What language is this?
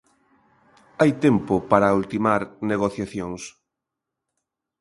Galician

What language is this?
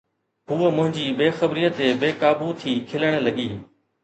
Sindhi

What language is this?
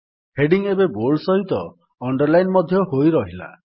Odia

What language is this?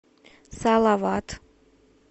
Russian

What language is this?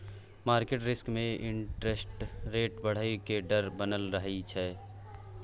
Maithili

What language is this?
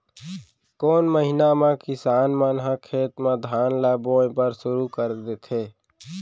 Chhattisgarhi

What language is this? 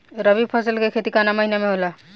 Bhojpuri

